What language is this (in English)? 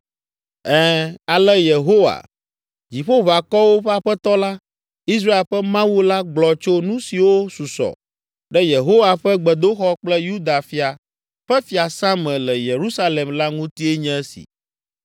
Ewe